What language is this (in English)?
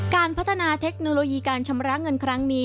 Thai